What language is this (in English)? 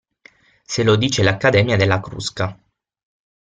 Italian